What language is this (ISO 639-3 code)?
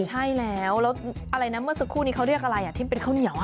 tha